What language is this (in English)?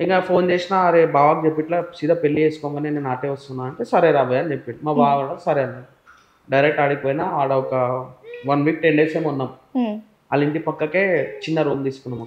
Telugu